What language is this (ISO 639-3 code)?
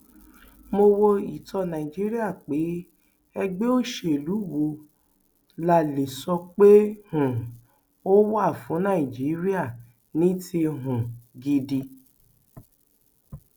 yor